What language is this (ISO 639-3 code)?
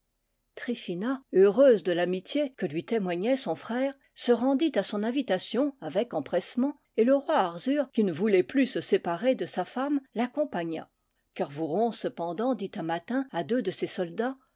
fra